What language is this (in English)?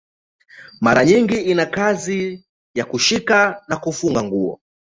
Swahili